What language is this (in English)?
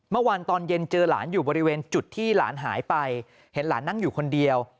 Thai